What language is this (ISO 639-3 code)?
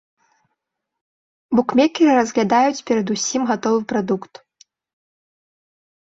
bel